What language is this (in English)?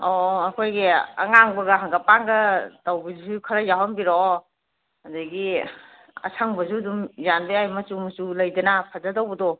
Manipuri